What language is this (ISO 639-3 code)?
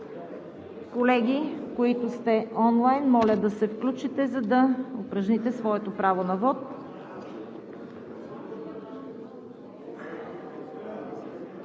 bul